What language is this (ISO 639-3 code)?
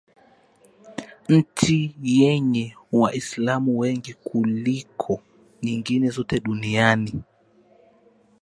swa